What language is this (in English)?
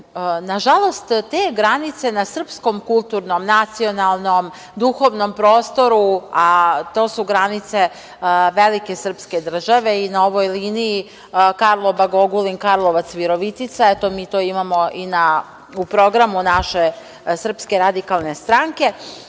Serbian